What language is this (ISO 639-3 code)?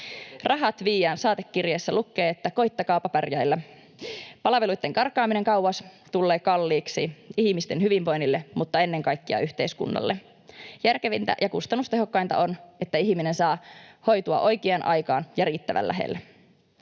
fin